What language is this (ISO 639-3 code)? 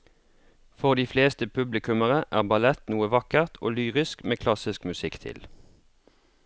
nor